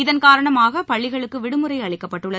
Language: Tamil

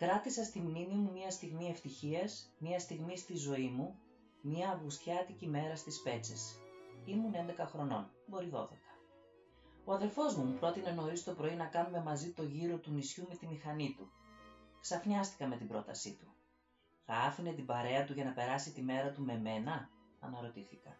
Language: Greek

